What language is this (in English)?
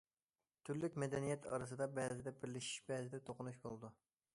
Uyghur